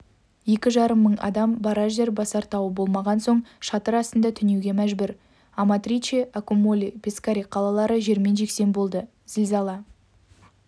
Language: Kazakh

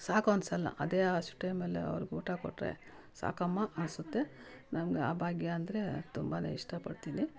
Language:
Kannada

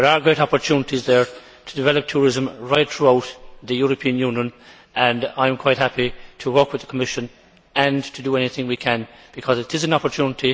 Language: English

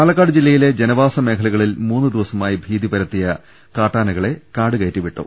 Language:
Malayalam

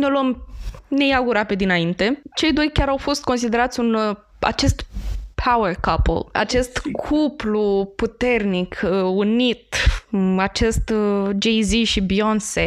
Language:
Romanian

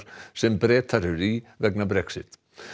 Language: Icelandic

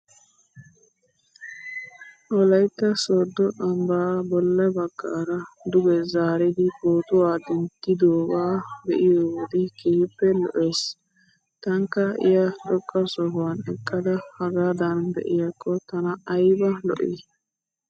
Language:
Wolaytta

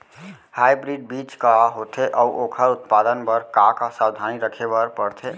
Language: Chhattisgarhi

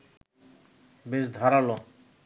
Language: Bangla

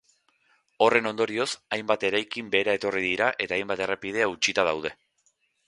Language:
Basque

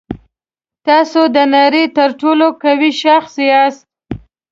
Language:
Pashto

